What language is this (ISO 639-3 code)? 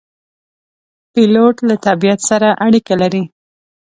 pus